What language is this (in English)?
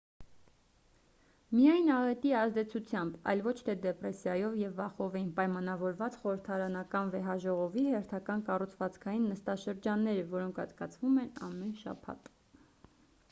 Armenian